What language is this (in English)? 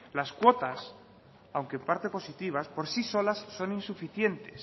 Spanish